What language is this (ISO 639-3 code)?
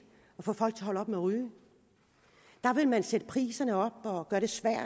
dan